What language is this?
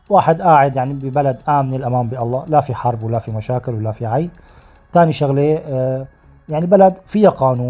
Arabic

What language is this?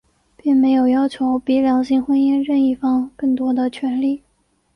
Chinese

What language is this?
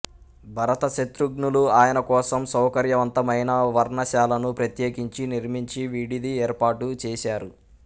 Telugu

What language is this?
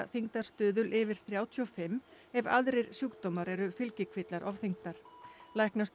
Icelandic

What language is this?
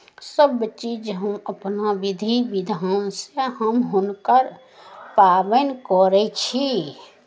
Maithili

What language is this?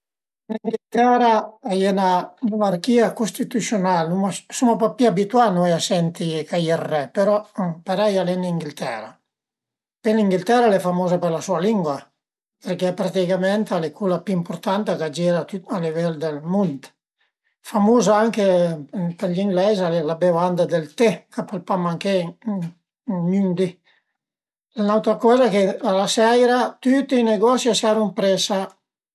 Piedmontese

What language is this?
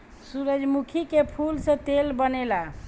Bhojpuri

